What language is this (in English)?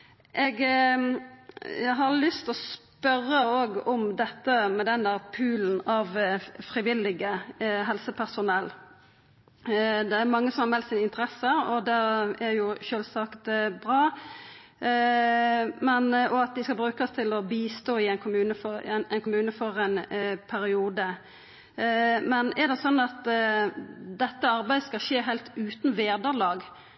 Norwegian Nynorsk